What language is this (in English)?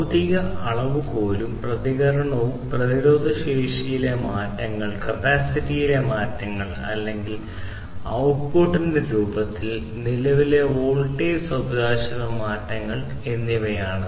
Malayalam